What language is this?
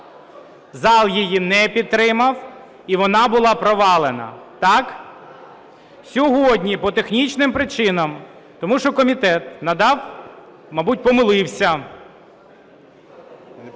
Ukrainian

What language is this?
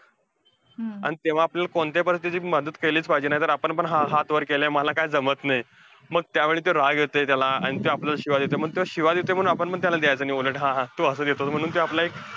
Marathi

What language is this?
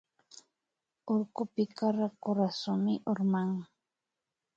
Imbabura Highland Quichua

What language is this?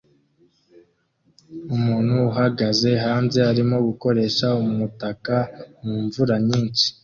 Kinyarwanda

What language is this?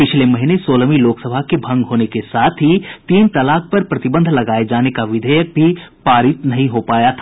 Hindi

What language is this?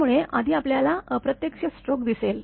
Marathi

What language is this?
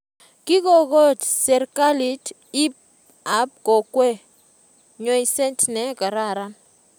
Kalenjin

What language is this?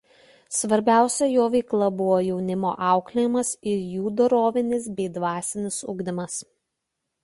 Lithuanian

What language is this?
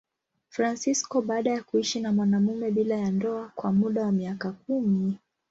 Swahili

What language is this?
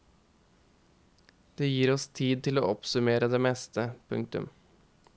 Norwegian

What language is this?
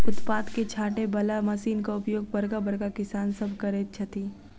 Maithili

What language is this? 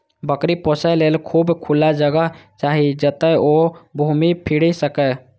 Maithili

